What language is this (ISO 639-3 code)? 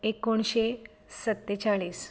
kok